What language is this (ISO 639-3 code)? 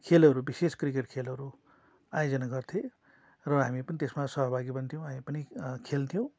nep